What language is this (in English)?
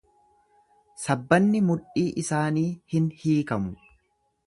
Oromo